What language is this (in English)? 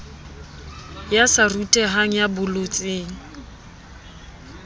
Southern Sotho